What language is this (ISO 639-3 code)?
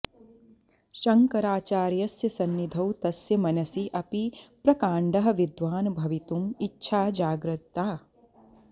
san